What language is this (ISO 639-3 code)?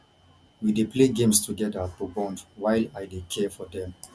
pcm